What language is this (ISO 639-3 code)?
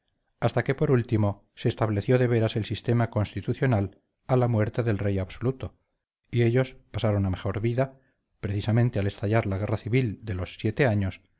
spa